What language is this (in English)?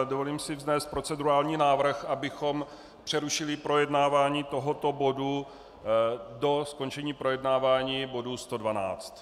Czech